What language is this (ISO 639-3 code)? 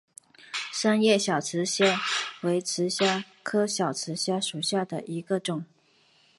zho